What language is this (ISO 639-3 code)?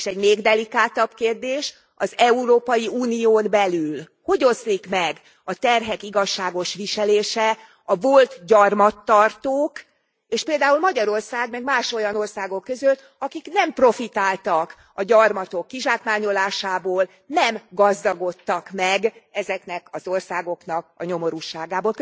hun